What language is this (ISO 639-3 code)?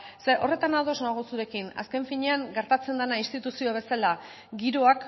eus